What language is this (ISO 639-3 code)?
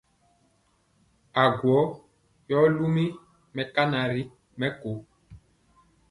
mcx